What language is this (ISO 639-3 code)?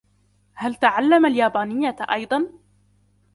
ara